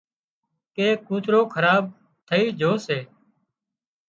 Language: Wadiyara Koli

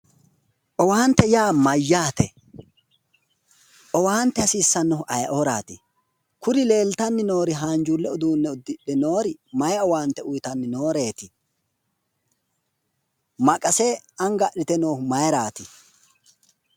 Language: Sidamo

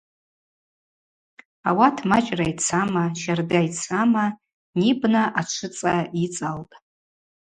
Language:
Abaza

